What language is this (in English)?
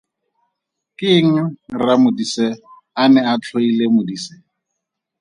Tswana